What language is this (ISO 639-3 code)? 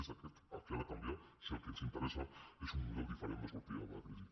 cat